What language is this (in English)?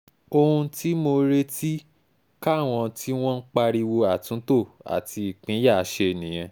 Yoruba